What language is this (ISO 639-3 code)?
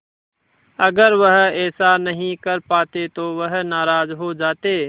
hin